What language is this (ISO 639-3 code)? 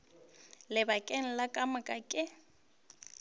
nso